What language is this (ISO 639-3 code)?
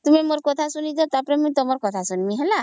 ori